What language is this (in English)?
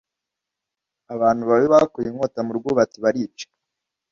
Kinyarwanda